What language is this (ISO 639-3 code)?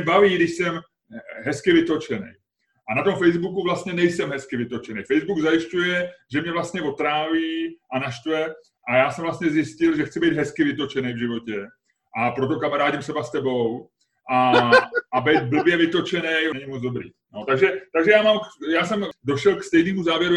ces